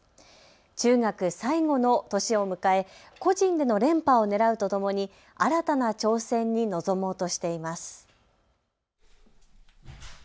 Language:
Japanese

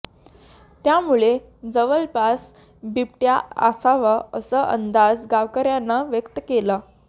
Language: Marathi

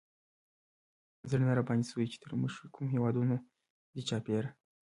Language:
Pashto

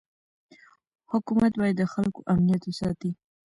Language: Pashto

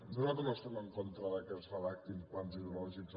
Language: Catalan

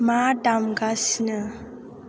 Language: Bodo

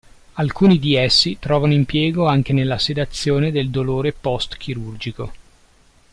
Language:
Italian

